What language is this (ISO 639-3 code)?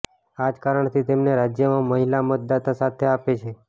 guj